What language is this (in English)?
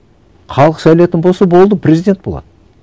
Kazakh